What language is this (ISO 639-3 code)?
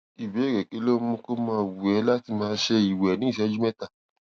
yor